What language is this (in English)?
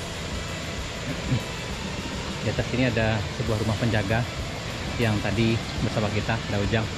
Indonesian